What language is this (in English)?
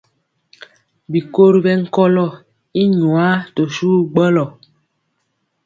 Mpiemo